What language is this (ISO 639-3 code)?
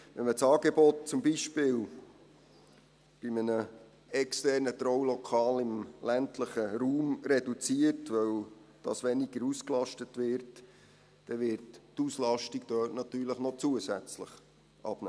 gsw